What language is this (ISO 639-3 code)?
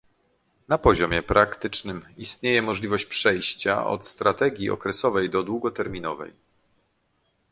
pol